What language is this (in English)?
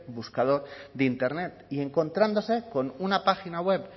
Spanish